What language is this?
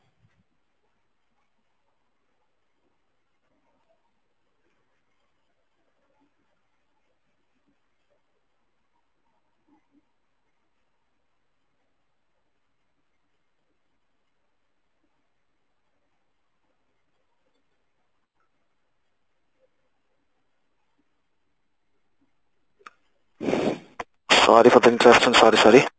Odia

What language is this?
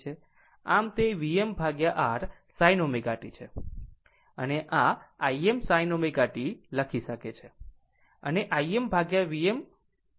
Gujarati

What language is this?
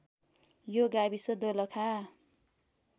Nepali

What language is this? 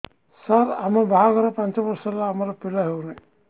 Odia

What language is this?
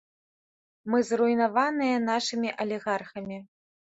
Belarusian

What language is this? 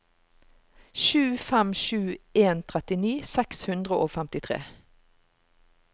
Norwegian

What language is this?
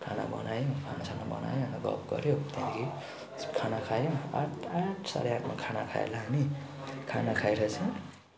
Nepali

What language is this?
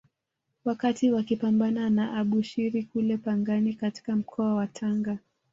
Swahili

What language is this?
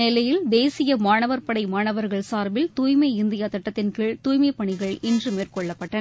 Tamil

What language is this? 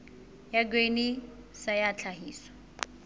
Southern Sotho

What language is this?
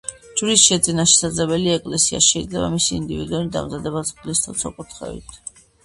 Georgian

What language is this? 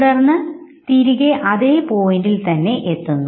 Malayalam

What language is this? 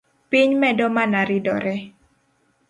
Luo (Kenya and Tanzania)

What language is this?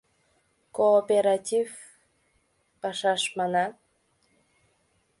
Mari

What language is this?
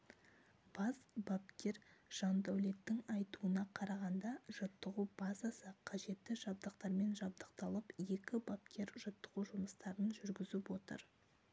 Kazakh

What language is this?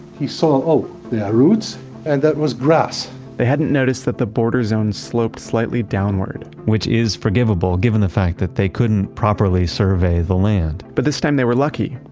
English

